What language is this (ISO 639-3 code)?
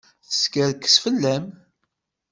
kab